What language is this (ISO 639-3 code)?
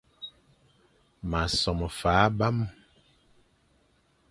fan